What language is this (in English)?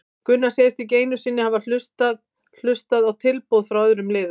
Icelandic